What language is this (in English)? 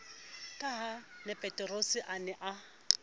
Southern Sotho